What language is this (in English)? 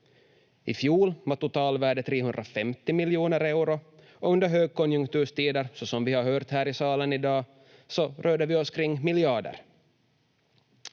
Finnish